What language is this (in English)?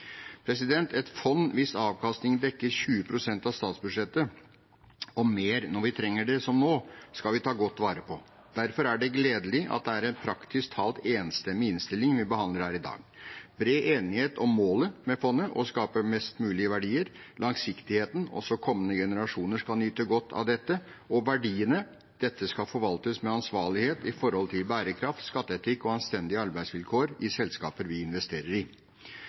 Norwegian Bokmål